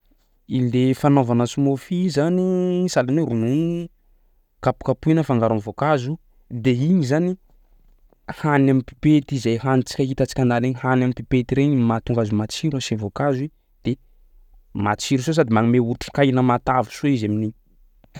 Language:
Sakalava Malagasy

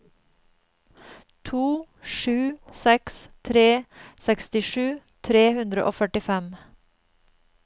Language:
Norwegian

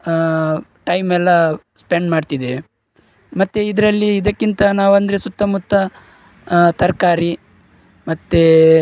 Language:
Kannada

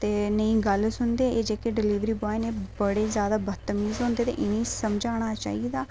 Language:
Dogri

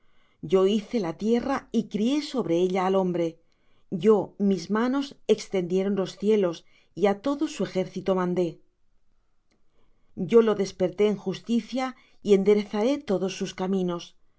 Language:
Spanish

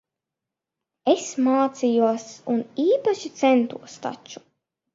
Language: Latvian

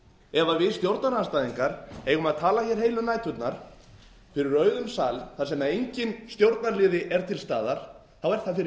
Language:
Icelandic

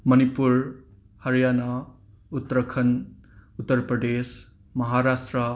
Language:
Manipuri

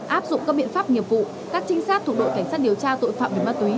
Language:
Vietnamese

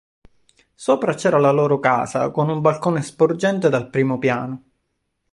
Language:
Italian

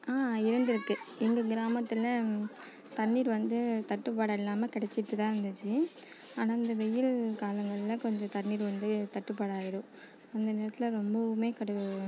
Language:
Tamil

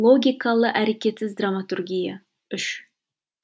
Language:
Kazakh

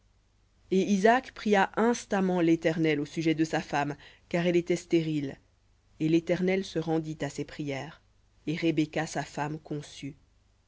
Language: French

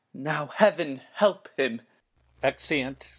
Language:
English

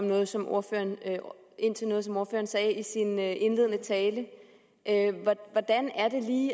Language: Danish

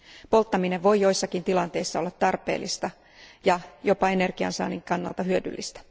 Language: Finnish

